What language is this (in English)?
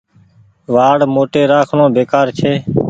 Goaria